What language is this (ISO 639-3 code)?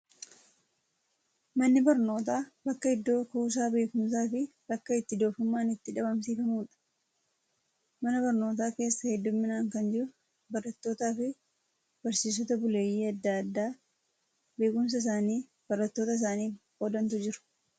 orm